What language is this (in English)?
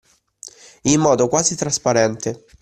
Italian